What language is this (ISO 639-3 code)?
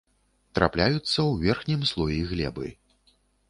bel